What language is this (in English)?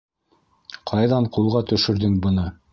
Bashkir